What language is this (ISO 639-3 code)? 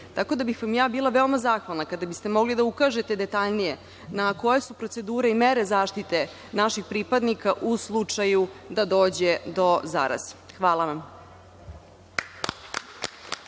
srp